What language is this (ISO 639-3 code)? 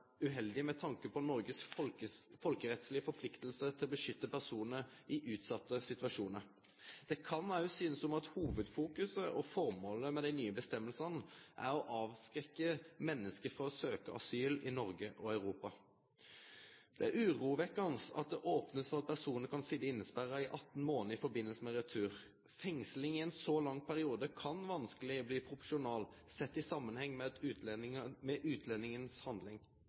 nno